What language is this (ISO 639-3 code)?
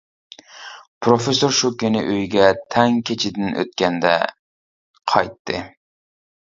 uig